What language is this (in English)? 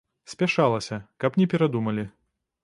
Belarusian